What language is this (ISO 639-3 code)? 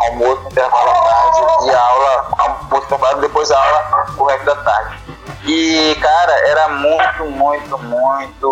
por